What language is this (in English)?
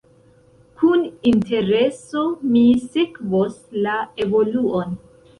Esperanto